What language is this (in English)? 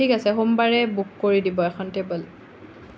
Assamese